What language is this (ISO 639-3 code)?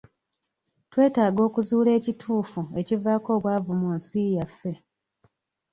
lug